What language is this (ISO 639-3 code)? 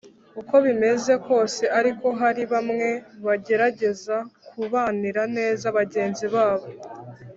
kin